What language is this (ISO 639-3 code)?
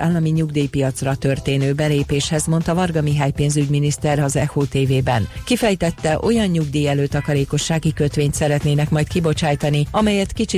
hun